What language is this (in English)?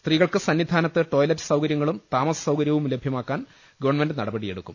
Malayalam